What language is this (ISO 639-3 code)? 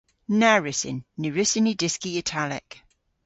cor